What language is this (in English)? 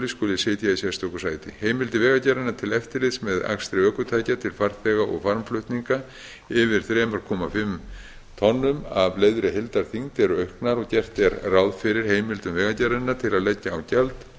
Icelandic